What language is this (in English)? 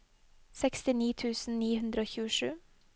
Norwegian